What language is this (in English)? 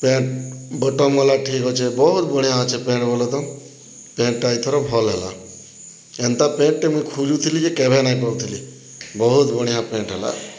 Odia